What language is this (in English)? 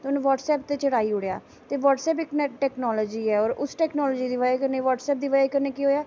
Dogri